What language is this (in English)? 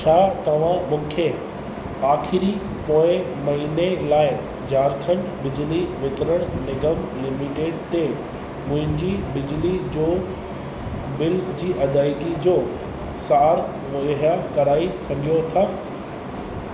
Sindhi